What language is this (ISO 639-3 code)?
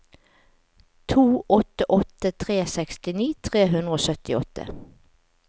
nor